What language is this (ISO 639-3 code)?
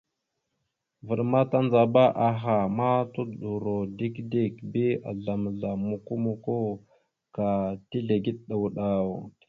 mxu